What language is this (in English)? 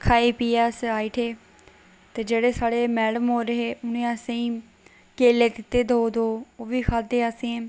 Dogri